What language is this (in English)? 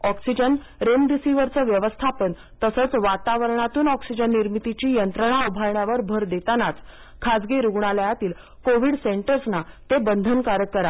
Marathi